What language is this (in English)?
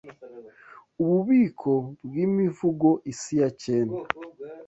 Kinyarwanda